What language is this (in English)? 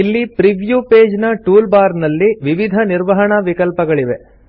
Kannada